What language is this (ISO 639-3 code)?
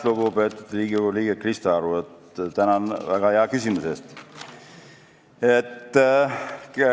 est